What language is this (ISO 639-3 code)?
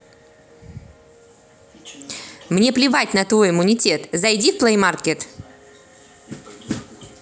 rus